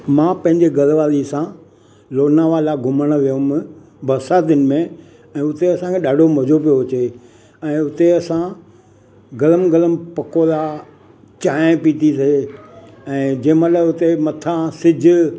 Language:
Sindhi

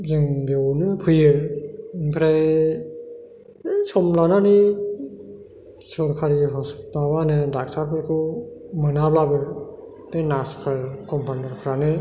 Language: Bodo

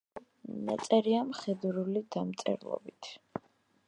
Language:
Georgian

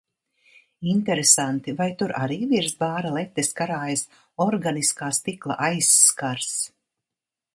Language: Latvian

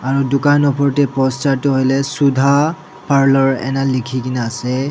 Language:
Naga Pidgin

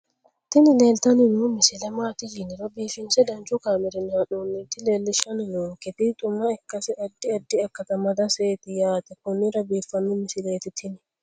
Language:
Sidamo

